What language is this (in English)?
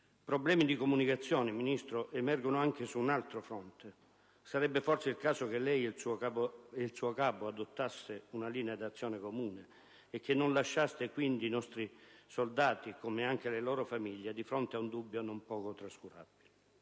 Italian